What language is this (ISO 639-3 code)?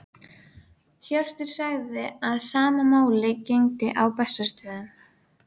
isl